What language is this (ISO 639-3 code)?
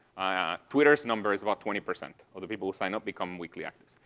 eng